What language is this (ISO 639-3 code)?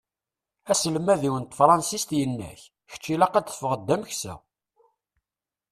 kab